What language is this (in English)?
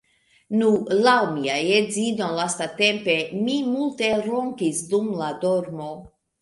Esperanto